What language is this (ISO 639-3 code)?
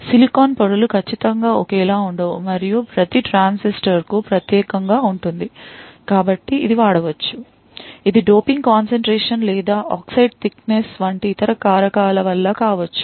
tel